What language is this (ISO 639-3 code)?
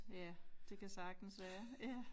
dan